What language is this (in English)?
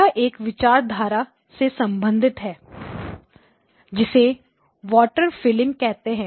Hindi